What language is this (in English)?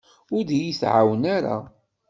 Kabyle